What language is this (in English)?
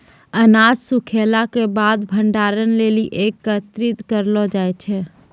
Maithili